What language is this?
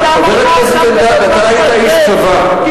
Hebrew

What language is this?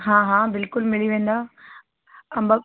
Sindhi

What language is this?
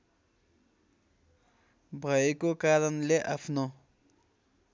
Nepali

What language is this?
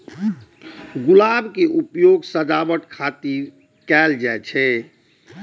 Maithili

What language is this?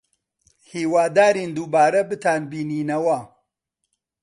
Central Kurdish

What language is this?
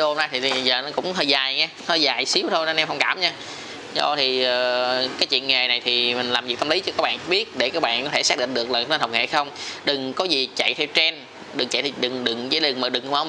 Vietnamese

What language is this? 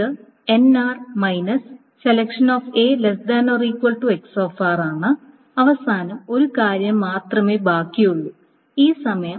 Malayalam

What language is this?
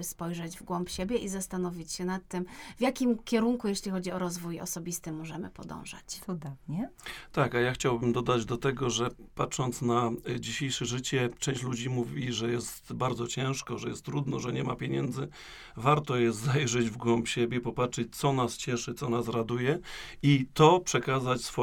Polish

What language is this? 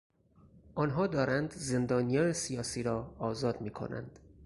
Persian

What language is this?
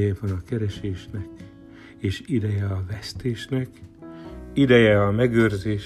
Hungarian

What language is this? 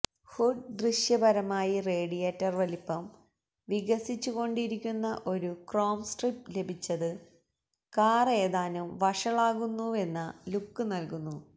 Malayalam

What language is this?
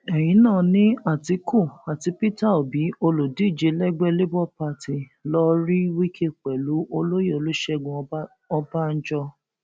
Yoruba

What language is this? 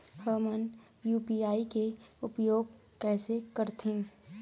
Chhattisgarhi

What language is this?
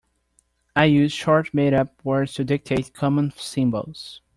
English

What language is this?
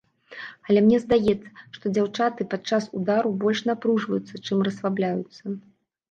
Belarusian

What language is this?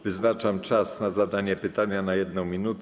Polish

